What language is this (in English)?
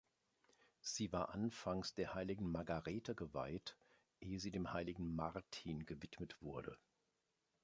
German